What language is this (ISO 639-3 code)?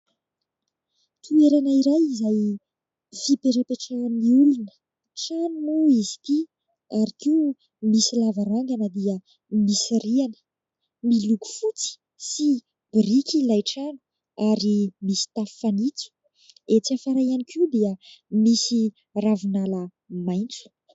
mlg